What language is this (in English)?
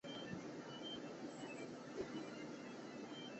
Chinese